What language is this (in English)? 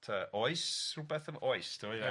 Welsh